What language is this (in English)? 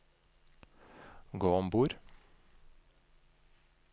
Norwegian